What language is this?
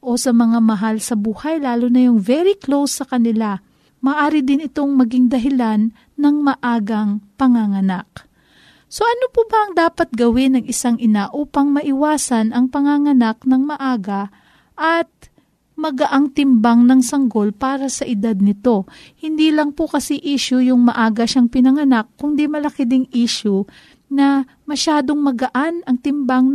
Filipino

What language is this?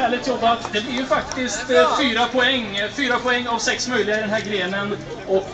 Swedish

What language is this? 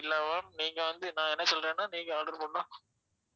Tamil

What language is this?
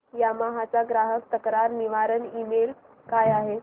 Marathi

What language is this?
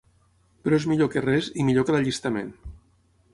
Catalan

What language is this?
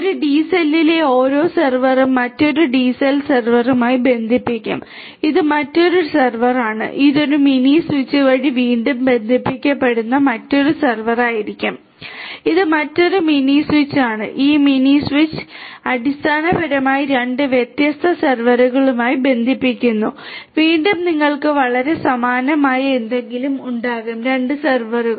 Malayalam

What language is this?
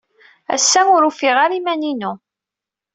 Kabyle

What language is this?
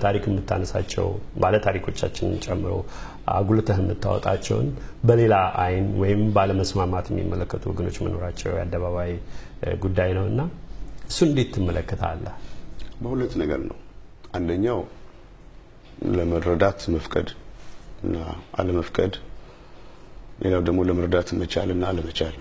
Arabic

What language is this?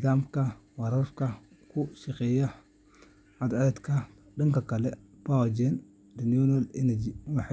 Somali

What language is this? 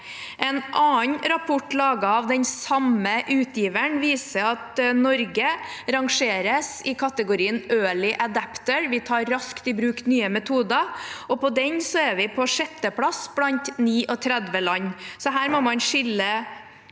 Norwegian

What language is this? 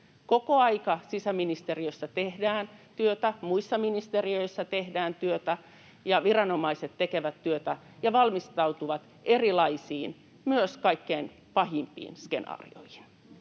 Finnish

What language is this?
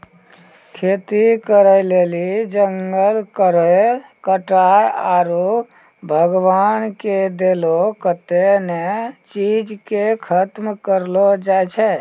Maithili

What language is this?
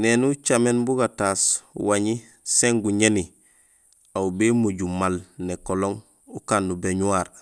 Gusilay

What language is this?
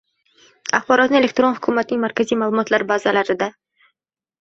Uzbek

